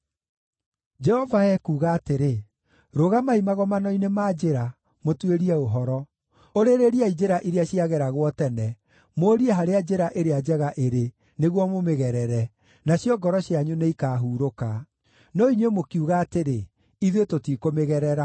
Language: Kikuyu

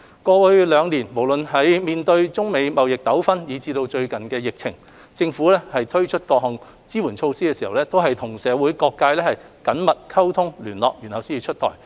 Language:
Cantonese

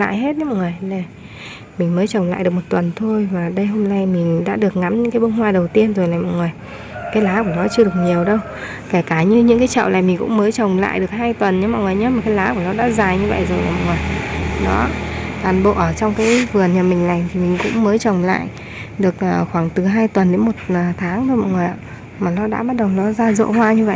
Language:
Vietnamese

